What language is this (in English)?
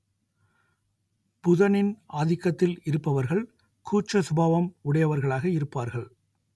Tamil